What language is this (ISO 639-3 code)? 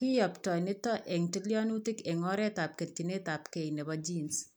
kln